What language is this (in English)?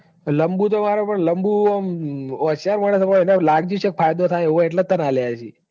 Gujarati